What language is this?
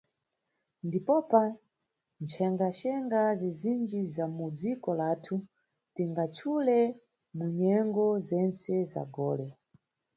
Nyungwe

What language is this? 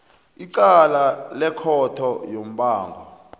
South Ndebele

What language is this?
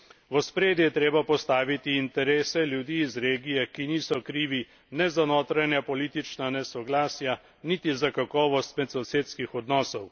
Slovenian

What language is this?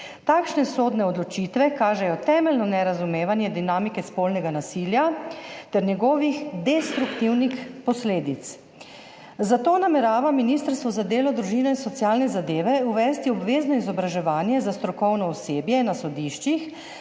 Slovenian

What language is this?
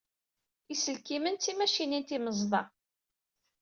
Kabyle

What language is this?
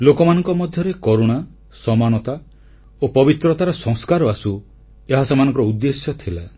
Odia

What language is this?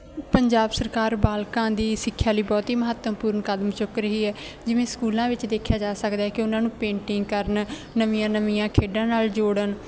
Punjabi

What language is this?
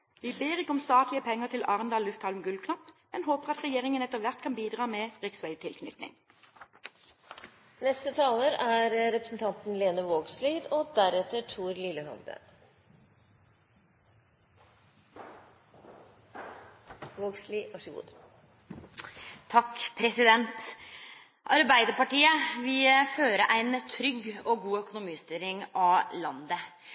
Norwegian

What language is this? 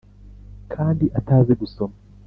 Kinyarwanda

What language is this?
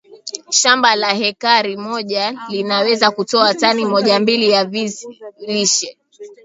Swahili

